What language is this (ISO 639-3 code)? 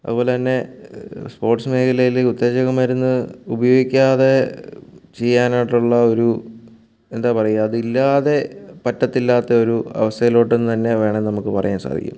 mal